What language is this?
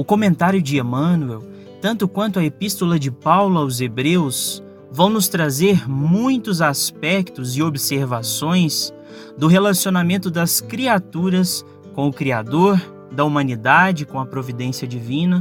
Portuguese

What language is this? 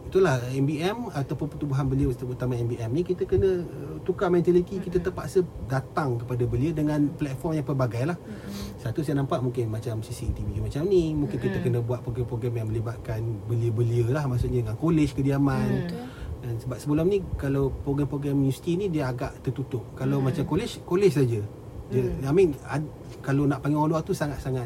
Malay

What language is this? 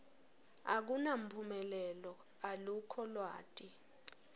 Swati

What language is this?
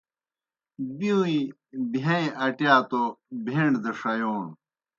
Kohistani Shina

